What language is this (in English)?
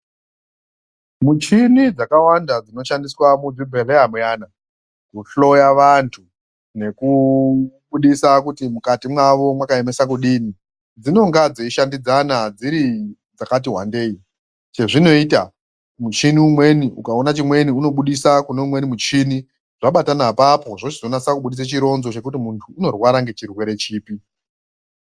Ndau